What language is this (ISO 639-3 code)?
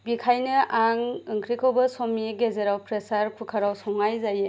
brx